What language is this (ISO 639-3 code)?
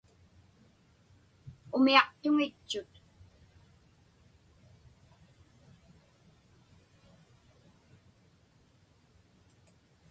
ipk